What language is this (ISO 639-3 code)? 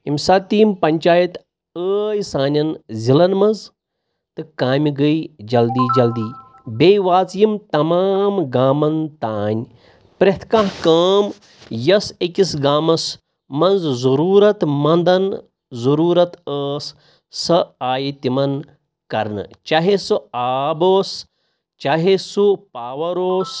kas